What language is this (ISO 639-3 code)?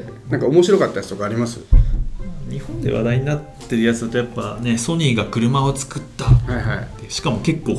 jpn